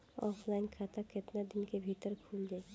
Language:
Bhojpuri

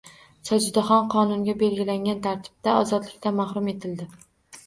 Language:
Uzbek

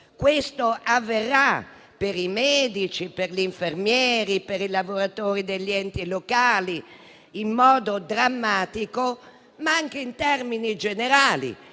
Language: Italian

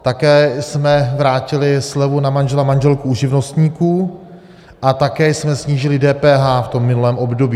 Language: Czech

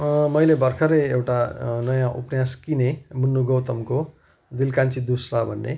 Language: Nepali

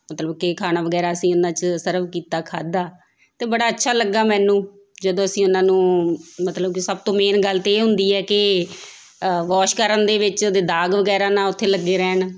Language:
Punjabi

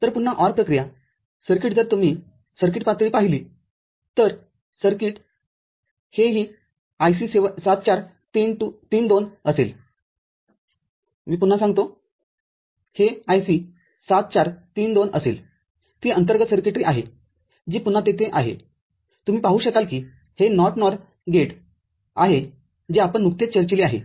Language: Marathi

